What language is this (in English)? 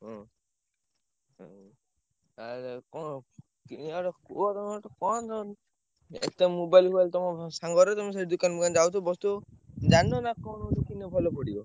Odia